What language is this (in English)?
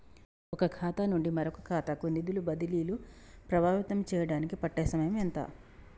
Telugu